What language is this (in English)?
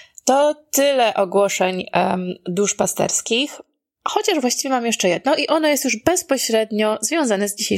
Polish